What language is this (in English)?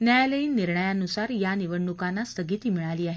Marathi